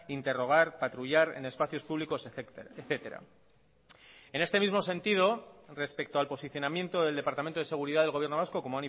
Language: Spanish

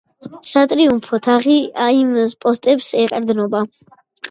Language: Georgian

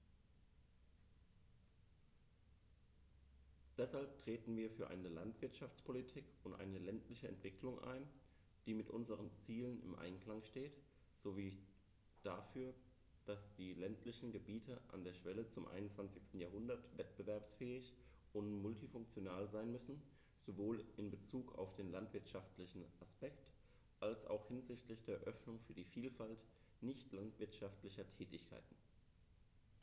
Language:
German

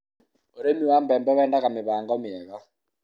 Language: Kikuyu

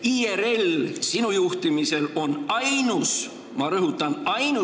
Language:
Estonian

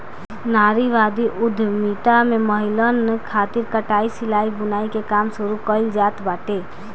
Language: Bhojpuri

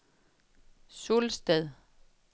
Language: Danish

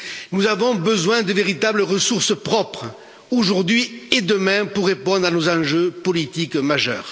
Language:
French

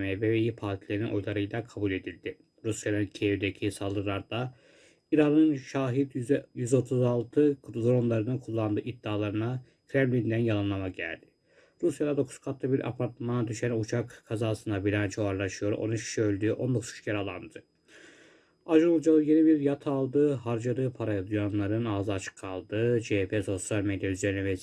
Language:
Turkish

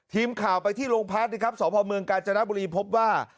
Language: Thai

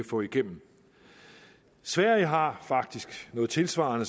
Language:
Danish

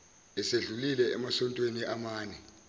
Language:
Zulu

